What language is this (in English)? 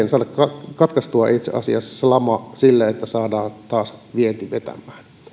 Finnish